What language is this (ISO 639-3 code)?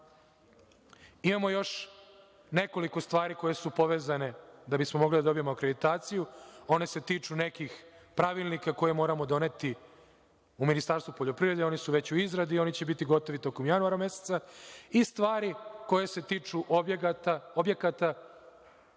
srp